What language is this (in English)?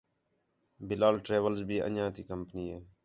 Khetrani